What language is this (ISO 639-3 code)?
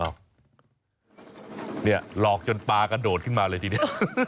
tha